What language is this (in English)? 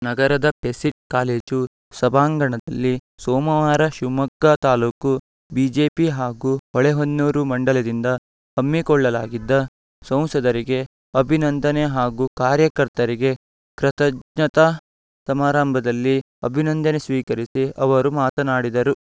Kannada